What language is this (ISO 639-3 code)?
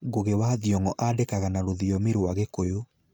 kik